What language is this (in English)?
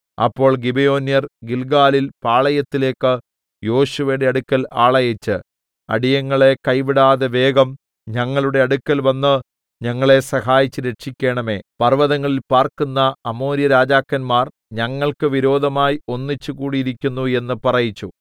Malayalam